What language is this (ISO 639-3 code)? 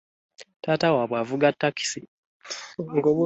lug